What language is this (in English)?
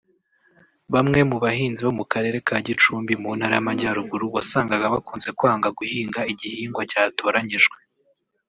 Kinyarwanda